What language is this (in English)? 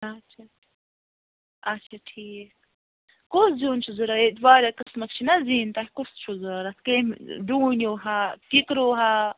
Kashmiri